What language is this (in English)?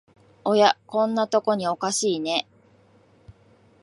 Japanese